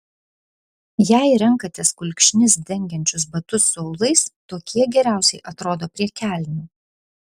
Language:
Lithuanian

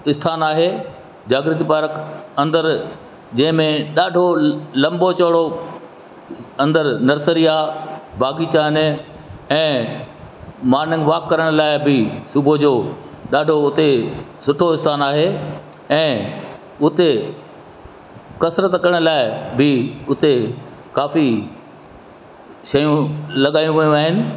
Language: Sindhi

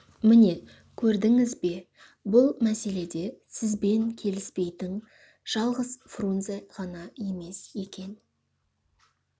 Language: Kazakh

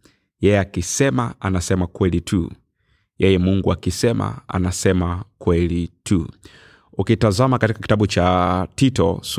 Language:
Swahili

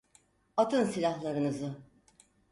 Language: Turkish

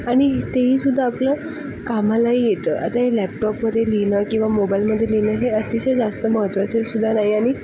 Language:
Marathi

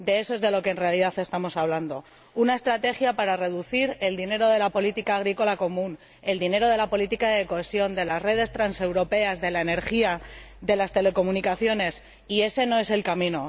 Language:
Spanish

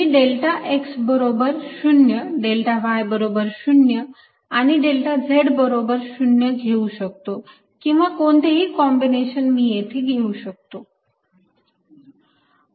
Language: Marathi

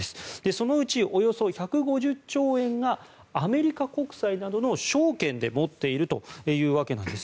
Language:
Japanese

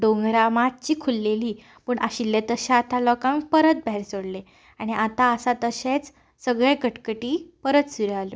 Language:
Konkani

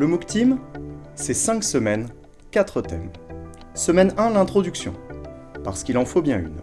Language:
French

